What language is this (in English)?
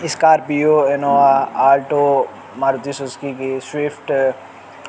Urdu